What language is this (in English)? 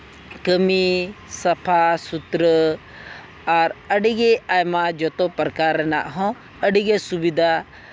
Santali